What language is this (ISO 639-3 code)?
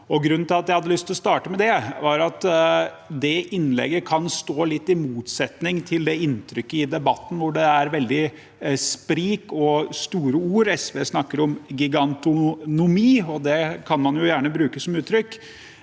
nor